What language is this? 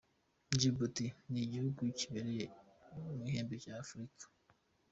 Kinyarwanda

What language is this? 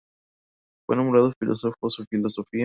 Spanish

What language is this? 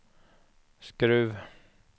Swedish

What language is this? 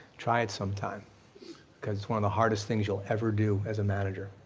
English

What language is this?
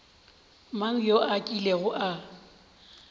Northern Sotho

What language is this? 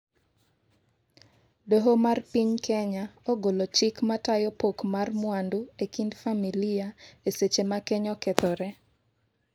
Luo (Kenya and Tanzania)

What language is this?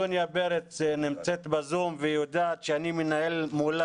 Hebrew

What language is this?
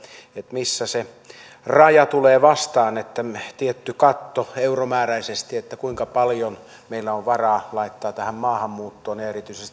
Finnish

